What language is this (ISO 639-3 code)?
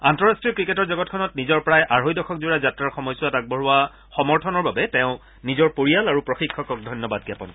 asm